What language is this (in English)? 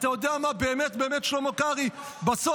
Hebrew